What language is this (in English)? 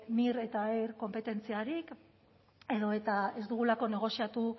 Basque